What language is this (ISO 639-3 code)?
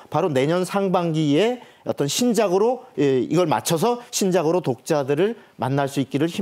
kor